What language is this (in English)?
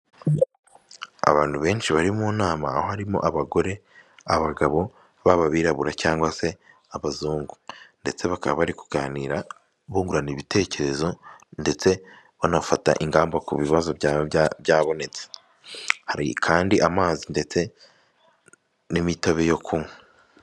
Kinyarwanda